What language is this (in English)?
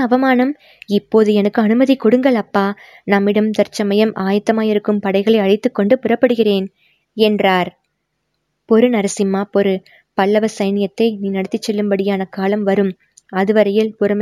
Tamil